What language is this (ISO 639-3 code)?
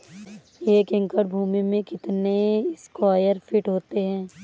hin